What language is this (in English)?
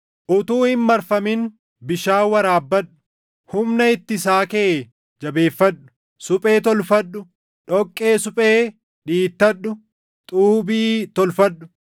Oromo